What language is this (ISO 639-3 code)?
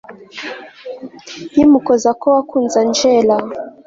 kin